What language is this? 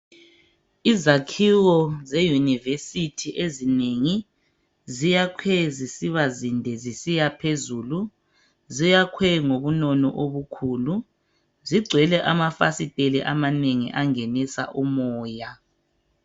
North Ndebele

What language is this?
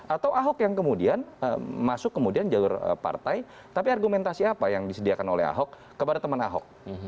Indonesian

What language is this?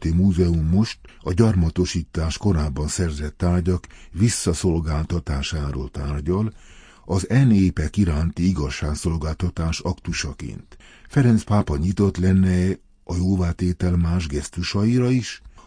Hungarian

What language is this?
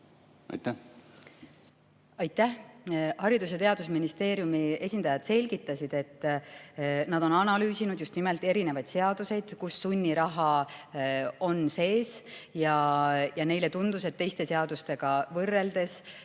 Estonian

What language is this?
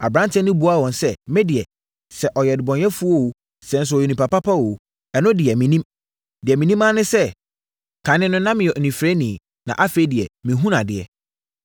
Akan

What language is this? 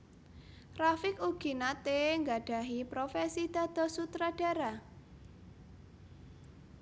Javanese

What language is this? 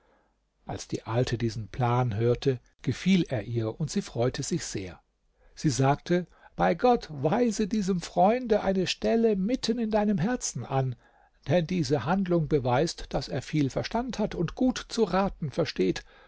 German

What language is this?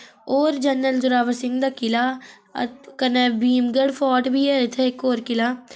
Dogri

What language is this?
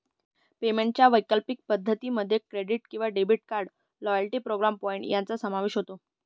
Marathi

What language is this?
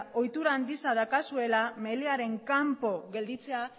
Basque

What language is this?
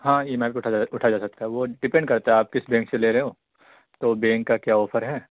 Urdu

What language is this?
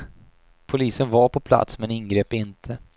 Swedish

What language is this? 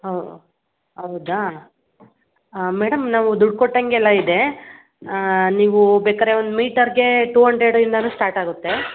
Kannada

